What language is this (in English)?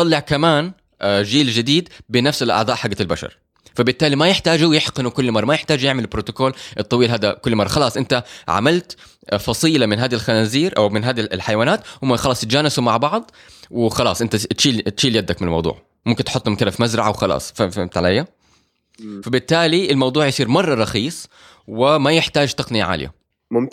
Arabic